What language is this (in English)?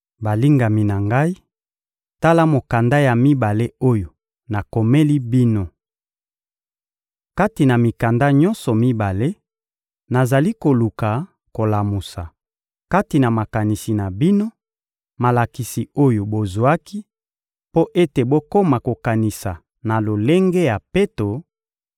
Lingala